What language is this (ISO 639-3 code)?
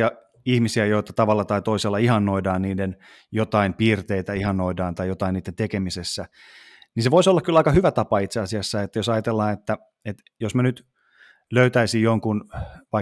fin